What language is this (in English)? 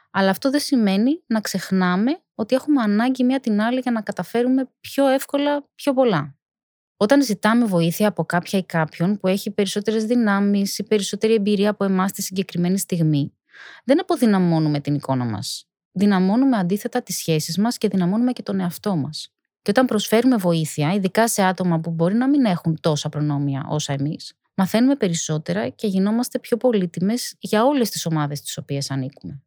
Greek